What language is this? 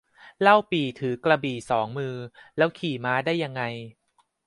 Thai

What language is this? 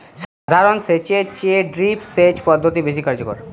Bangla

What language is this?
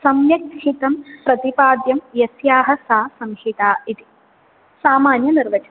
Sanskrit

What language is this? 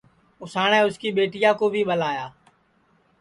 Sansi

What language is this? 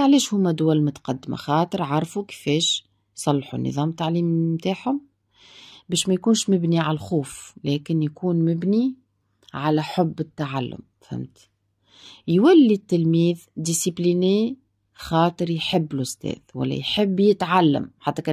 Arabic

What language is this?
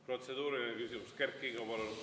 Estonian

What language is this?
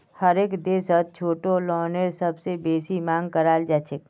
Magahi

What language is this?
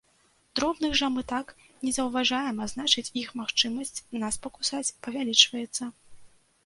Belarusian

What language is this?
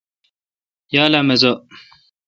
Kalkoti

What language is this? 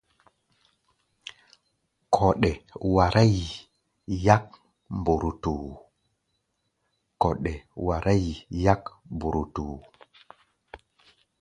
Gbaya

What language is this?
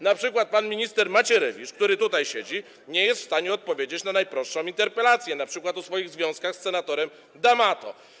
Polish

